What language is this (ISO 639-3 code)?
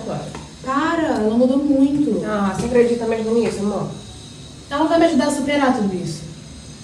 por